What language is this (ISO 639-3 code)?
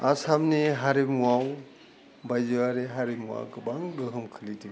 brx